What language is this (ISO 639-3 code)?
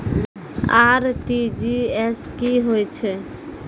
mai